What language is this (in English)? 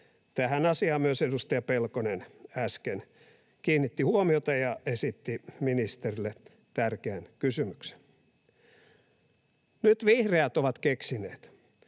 Finnish